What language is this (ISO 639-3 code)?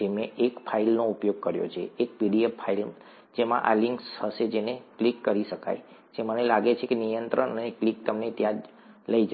guj